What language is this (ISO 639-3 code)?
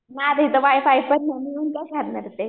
mar